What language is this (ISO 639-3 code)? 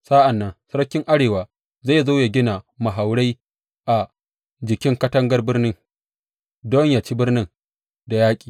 hau